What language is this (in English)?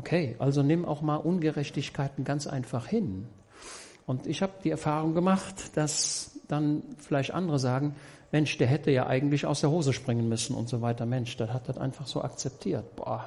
German